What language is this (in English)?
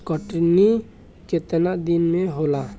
Bhojpuri